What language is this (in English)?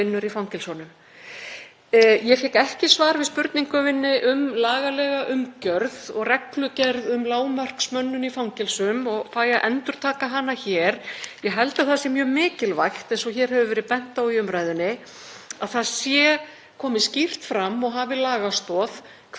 Icelandic